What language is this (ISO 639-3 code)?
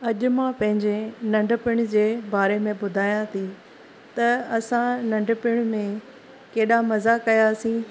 snd